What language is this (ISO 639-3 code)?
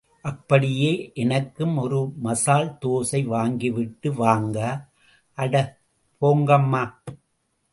tam